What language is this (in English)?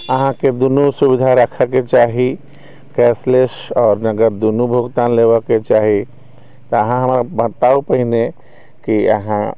Maithili